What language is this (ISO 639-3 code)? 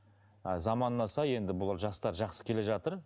kaz